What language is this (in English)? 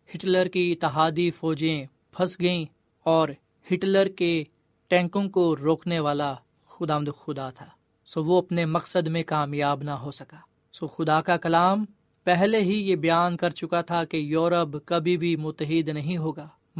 Urdu